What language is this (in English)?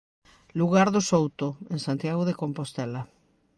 Galician